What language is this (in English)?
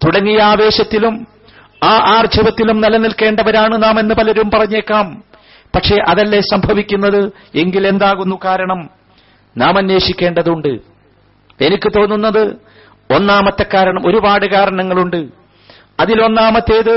Malayalam